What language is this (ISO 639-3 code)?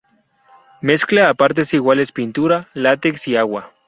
spa